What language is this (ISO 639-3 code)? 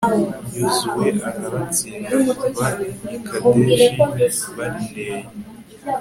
kin